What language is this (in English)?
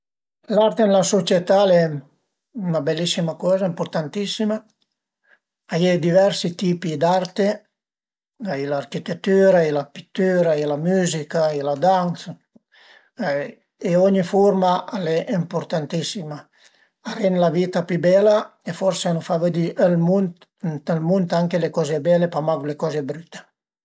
Piedmontese